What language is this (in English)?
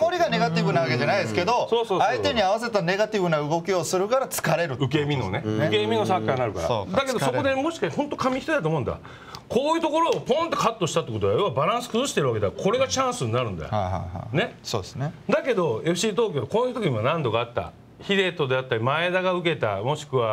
Japanese